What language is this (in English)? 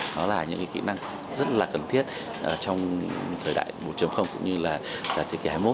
Vietnamese